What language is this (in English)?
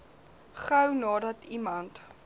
Afrikaans